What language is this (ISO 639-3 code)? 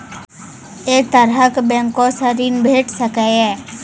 mai